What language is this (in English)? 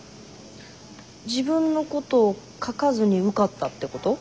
Japanese